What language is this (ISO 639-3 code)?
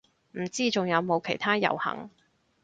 yue